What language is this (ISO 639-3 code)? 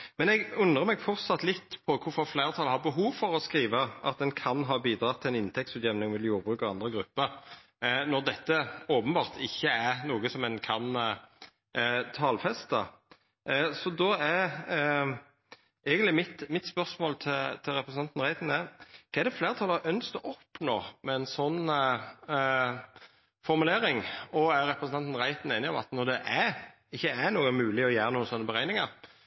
nno